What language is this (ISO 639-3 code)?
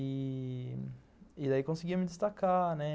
por